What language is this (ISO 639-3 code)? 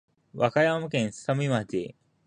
jpn